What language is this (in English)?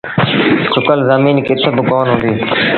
Sindhi Bhil